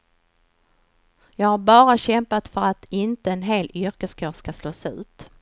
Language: Swedish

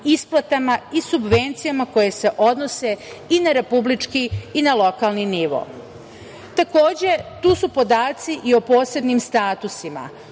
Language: Serbian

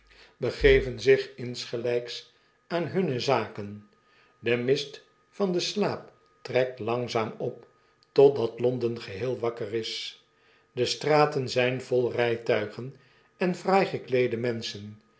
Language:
Dutch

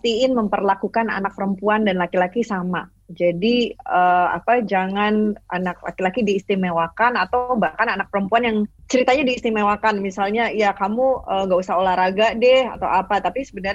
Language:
Indonesian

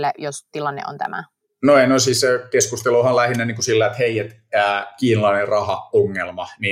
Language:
Finnish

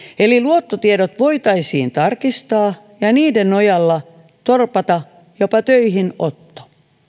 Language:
Finnish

